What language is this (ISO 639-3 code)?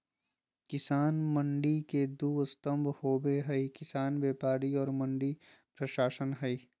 mag